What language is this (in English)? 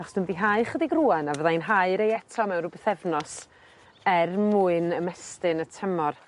Welsh